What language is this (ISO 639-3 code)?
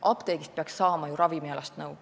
est